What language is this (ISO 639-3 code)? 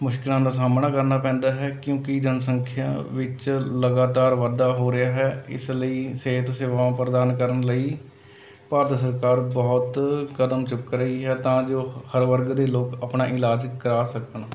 pan